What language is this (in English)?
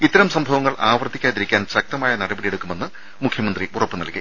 Malayalam